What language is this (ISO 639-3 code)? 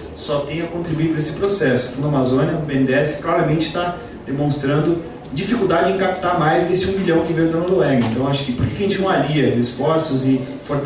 por